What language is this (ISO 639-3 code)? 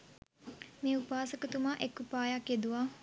sin